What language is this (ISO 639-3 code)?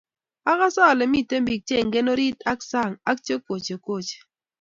kln